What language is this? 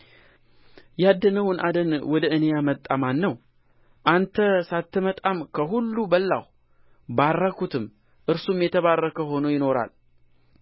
Amharic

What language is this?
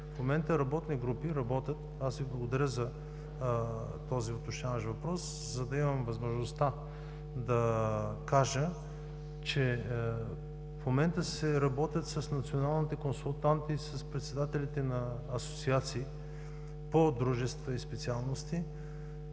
Bulgarian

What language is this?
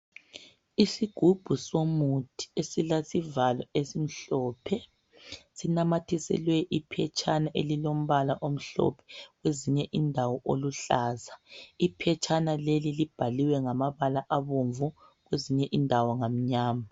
North Ndebele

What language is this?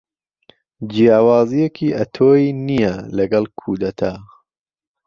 Central Kurdish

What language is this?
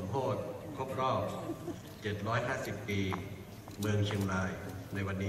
Thai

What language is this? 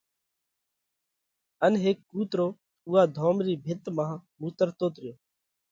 Parkari Koli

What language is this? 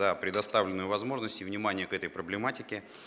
Russian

